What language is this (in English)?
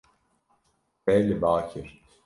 Kurdish